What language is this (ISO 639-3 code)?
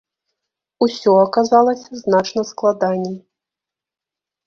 bel